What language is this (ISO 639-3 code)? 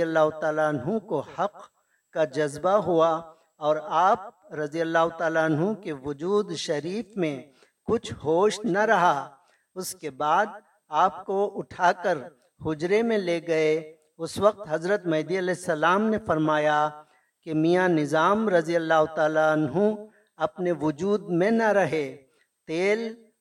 urd